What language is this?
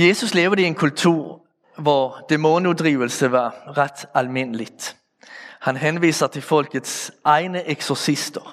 Danish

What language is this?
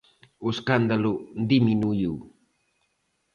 Galician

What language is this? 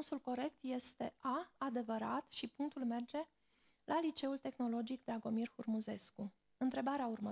Romanian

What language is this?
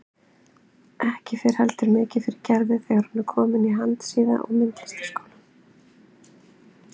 Icelandic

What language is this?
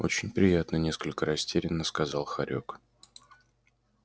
Russian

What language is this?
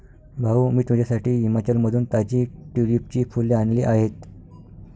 Marathi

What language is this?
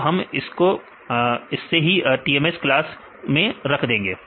Hindi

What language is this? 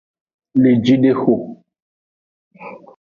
Aja (Benin)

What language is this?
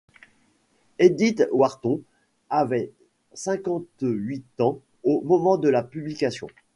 French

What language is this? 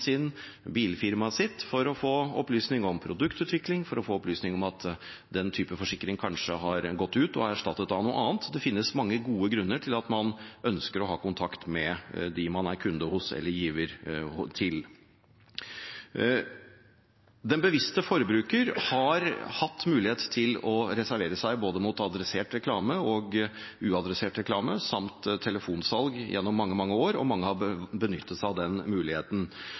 Norwegian Bokmål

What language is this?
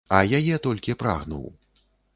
Belarusian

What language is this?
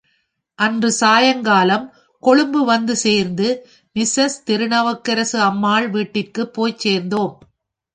Tamil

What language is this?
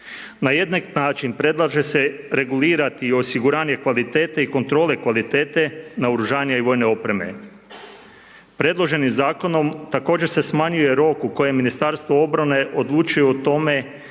Croatian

